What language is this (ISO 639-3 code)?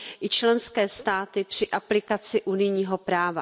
ces